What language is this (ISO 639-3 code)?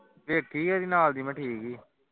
pan